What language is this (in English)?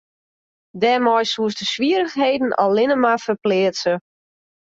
Western Frisian